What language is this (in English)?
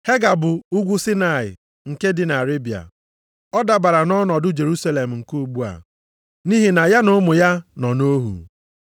Igbo